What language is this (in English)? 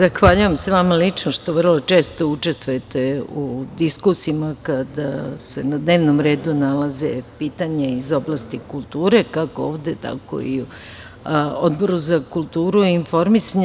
Serbian